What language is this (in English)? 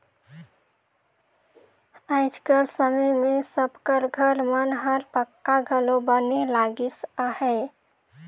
Chhattisgarhi